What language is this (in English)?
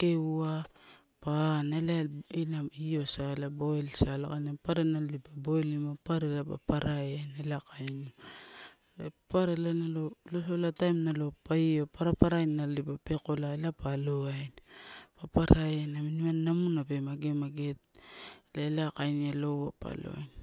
Torau